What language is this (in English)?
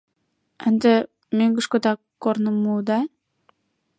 Mari